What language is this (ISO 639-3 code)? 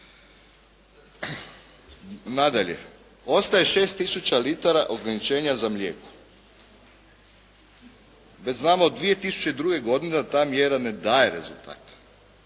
hrv